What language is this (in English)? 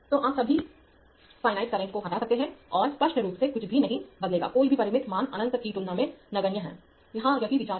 Hindi